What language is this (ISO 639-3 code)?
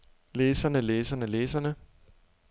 dan